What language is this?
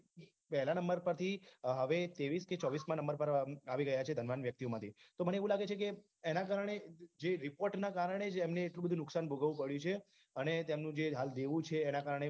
Gujarati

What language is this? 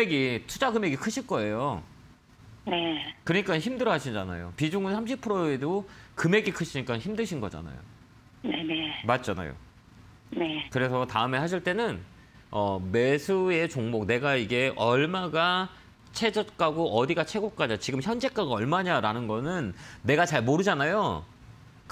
Korean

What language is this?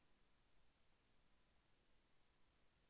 Telugu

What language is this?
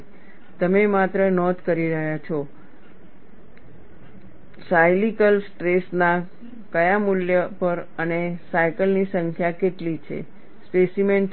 Gujarati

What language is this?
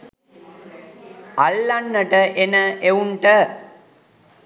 Sinhala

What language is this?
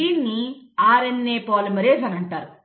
Telugu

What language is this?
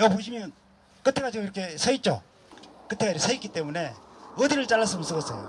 Korean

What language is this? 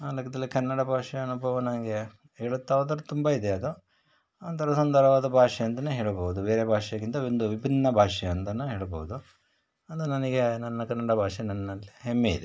Kannada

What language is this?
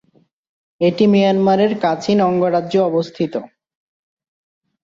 Bangla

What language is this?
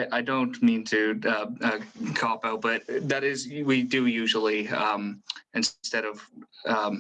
English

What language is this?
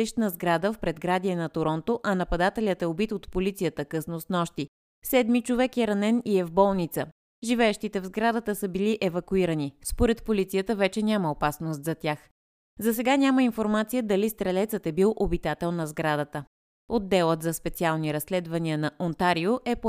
Bulgarian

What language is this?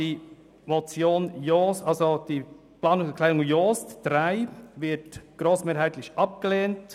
Swiss German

